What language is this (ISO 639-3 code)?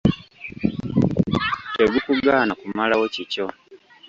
lug